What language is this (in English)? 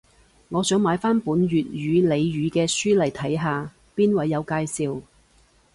Cantonese